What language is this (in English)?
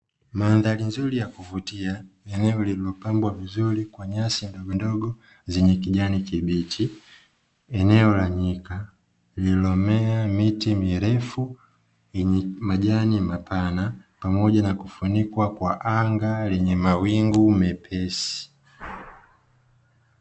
Swahili